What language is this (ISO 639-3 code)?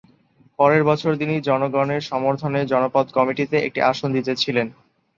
ben